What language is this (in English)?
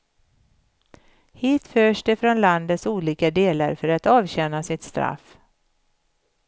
Swedish